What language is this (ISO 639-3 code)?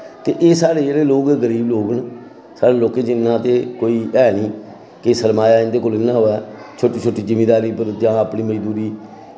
doi